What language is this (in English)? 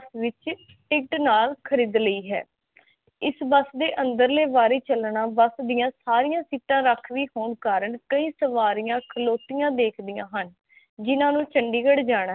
Punjabi